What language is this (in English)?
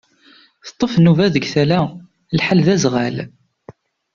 Kabyle